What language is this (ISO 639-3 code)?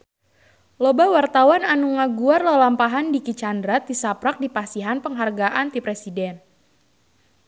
sun